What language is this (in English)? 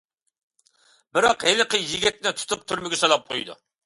Uyghur